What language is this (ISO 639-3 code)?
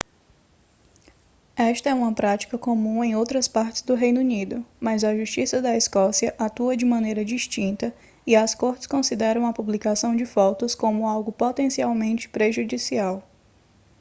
por